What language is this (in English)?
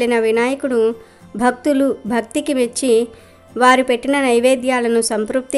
Telugu